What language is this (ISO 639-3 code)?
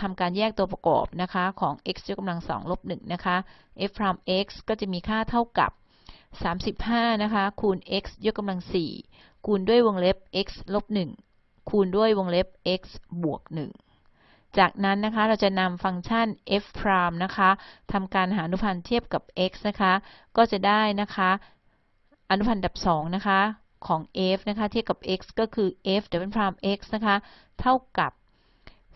tha